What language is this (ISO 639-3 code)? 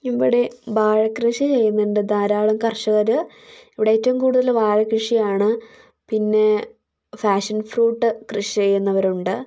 mal